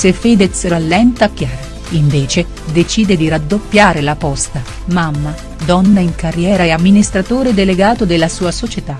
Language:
Italian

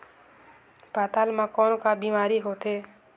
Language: Chhattisgarhi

